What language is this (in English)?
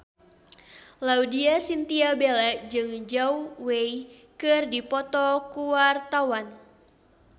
Sundanese